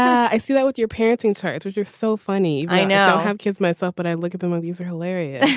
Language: English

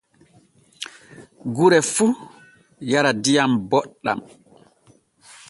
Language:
Borgu Fulfulde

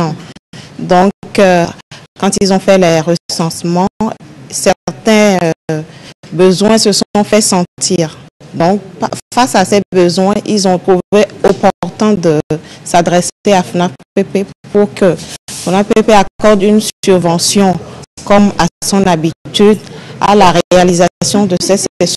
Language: French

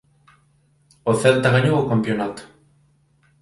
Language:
Galician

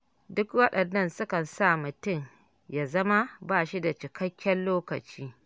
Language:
Hausa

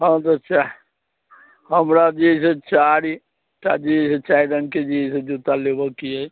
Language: Maithili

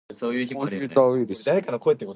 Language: Japanese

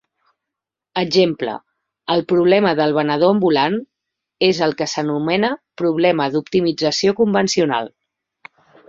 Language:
Catalan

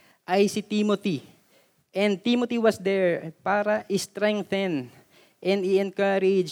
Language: Filipino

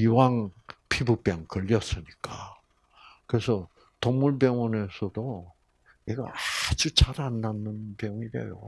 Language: Korean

